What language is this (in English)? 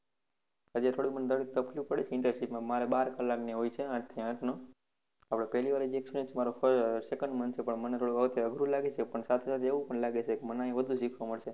Gujarati